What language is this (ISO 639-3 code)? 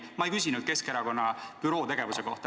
est